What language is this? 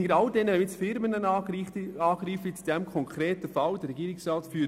Swiss German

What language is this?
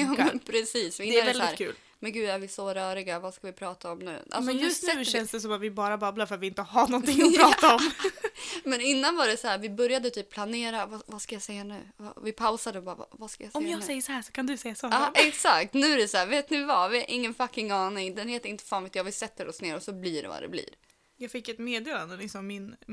Swedish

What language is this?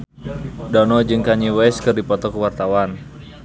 Sundanese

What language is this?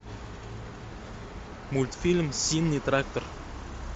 Russian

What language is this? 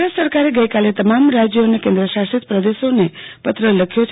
Gujarati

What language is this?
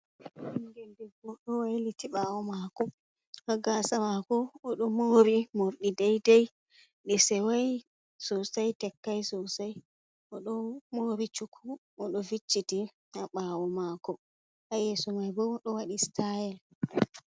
Fula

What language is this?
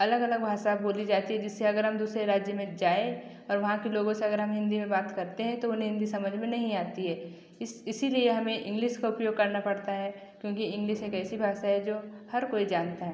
Hindi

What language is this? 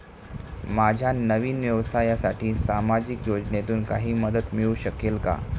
Marathi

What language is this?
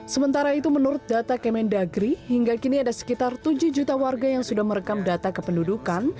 Indonesian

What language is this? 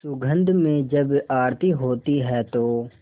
Hindi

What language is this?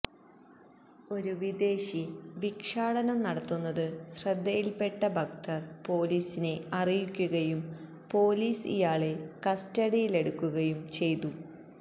Malayalam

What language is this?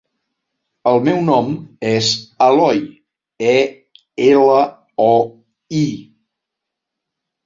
Catalan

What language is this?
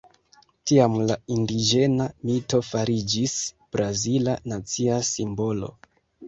Esperanto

